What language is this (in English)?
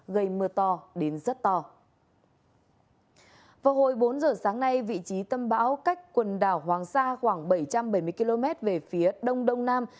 Vietnamese